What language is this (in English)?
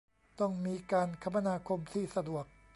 Thai